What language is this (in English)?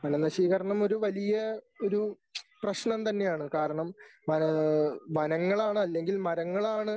Malayalam